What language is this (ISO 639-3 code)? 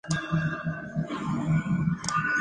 spa